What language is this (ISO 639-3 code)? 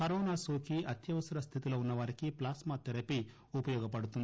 tel